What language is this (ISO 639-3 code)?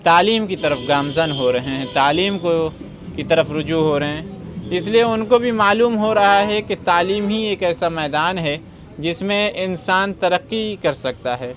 urd